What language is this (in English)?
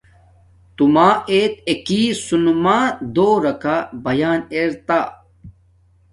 Domaaki